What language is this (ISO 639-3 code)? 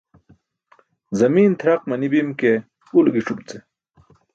bsk